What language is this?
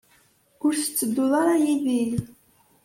Kabyle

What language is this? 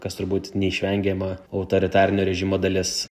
Lithuanian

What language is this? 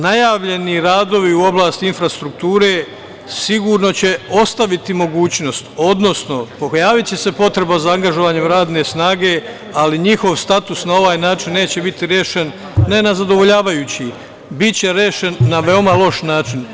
Serbian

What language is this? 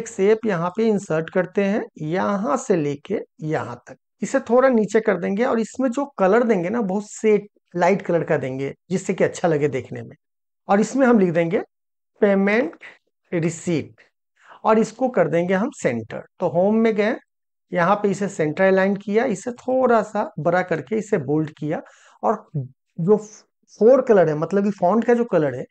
Hindi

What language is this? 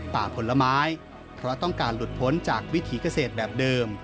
Thai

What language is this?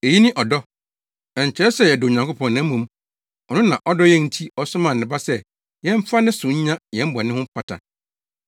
Akan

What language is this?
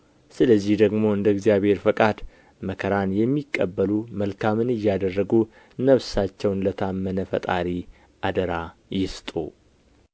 Amharic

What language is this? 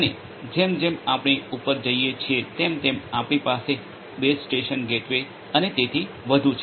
Gujarati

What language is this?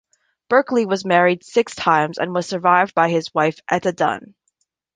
English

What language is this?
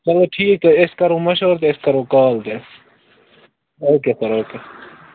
Kashmiri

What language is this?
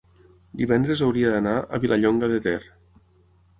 Catalan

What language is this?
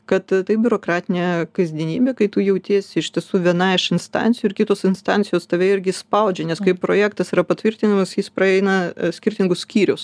Lithuanian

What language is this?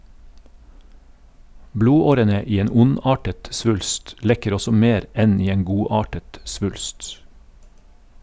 Norwegian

